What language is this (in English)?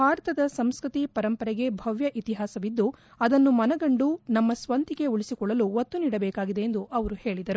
Kannada